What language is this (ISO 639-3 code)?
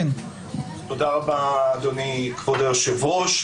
heb